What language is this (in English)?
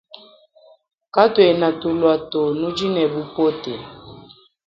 Luba-Lulua